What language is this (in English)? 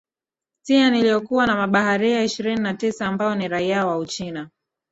Swahili